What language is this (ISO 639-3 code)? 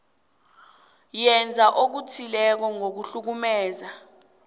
nbl